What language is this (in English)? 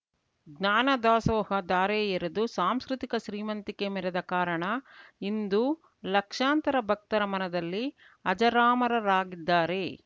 Kannada